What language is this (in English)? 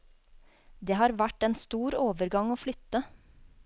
Norwegian